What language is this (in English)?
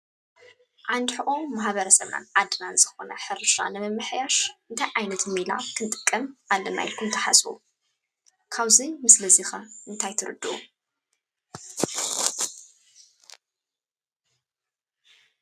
Tigrinya